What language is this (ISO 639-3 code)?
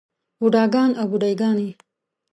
pus